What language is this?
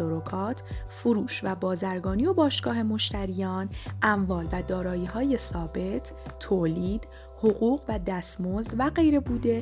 Persian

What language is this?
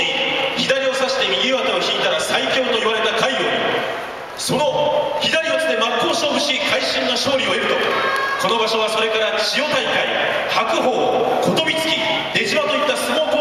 Japanese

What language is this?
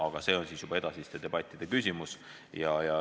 Estonian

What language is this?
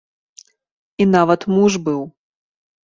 Belarusian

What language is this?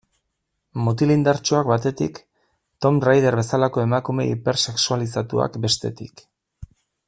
Basque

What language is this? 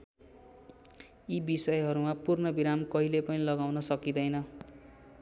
Nepali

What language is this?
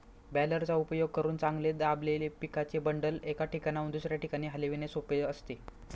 Marathi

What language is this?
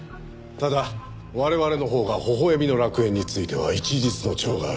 Japanese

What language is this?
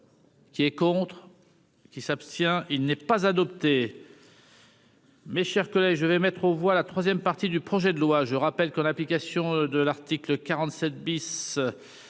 French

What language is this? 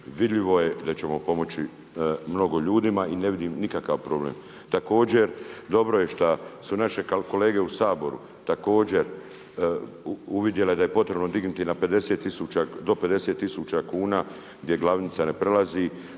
Croatian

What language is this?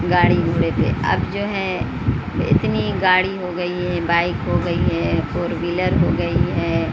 Urdu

